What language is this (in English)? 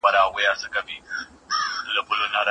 Pashto